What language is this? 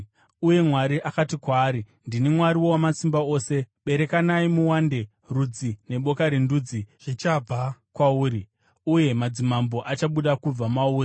Shona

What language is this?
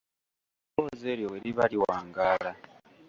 Ganda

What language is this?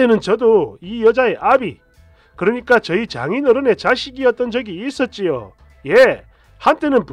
Korean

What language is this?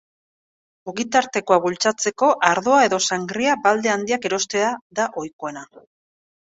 Basque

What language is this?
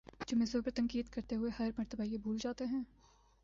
Urdu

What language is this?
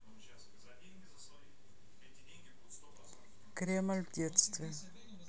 Russian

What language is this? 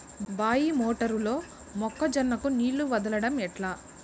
Telugu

